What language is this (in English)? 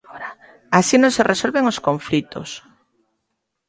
Galician